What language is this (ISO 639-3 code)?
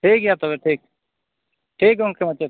sat